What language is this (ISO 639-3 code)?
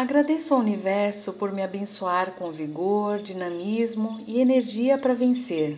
por